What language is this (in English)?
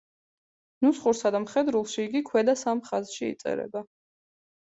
Georgian